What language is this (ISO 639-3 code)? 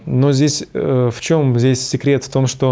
rus